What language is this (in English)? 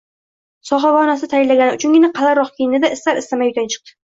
Uzbek